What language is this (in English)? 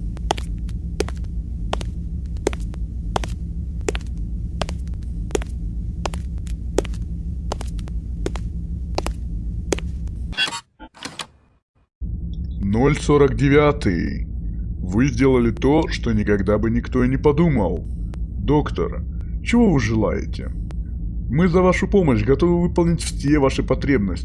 Russian